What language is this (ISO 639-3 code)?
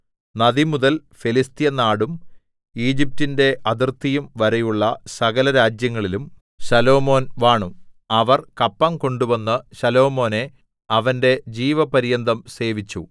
mal